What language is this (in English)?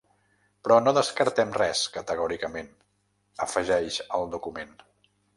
Catalan